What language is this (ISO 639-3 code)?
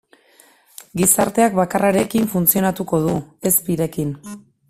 eus